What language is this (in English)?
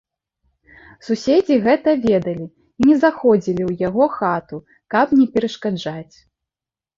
Belarusian